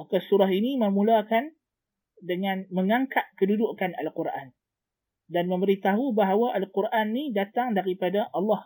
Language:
Malay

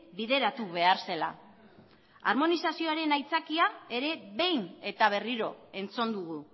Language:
Basque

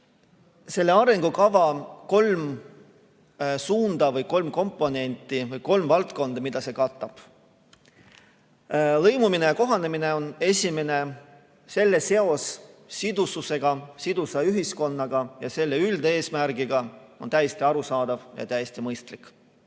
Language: Estonian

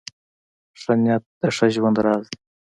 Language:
Pashto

